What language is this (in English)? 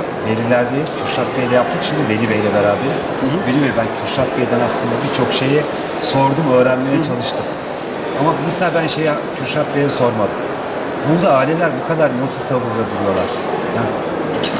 Turkish